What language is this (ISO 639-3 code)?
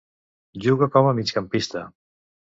cat